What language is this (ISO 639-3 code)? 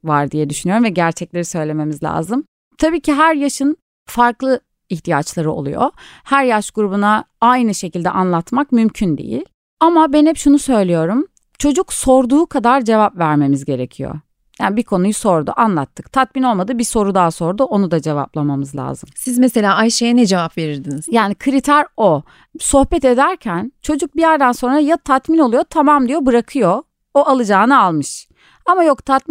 tur